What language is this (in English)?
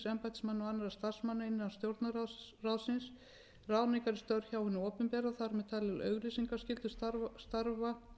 Icelandic